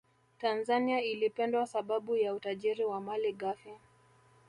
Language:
Swahili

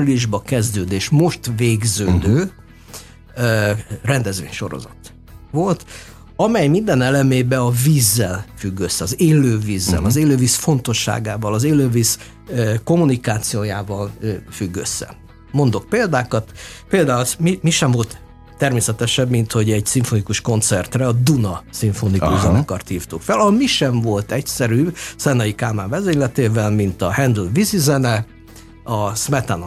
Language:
Hungarian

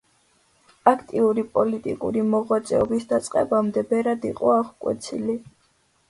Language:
Georgian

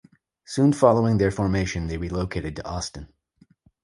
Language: English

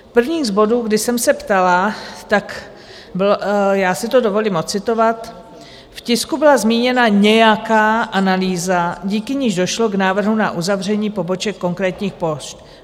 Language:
Czech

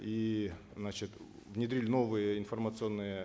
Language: Kazakh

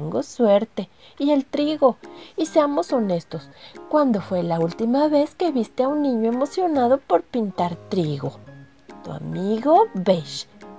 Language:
Spanish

